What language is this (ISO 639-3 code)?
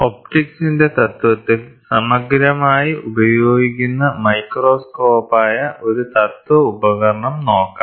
mal